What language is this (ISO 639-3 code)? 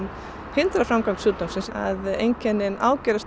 isl